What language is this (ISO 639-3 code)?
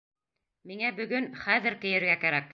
bak